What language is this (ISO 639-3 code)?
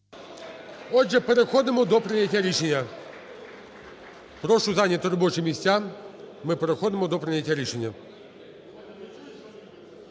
ukr